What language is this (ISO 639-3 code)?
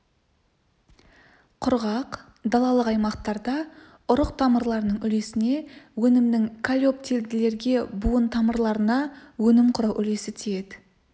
kaz